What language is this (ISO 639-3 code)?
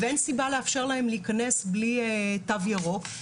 heb